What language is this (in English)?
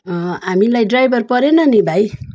Nepali